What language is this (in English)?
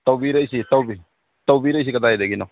Manipuri